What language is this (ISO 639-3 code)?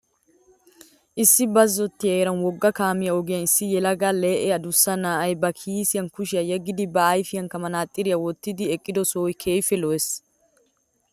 wal